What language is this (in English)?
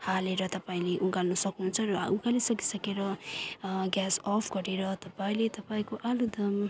Nepali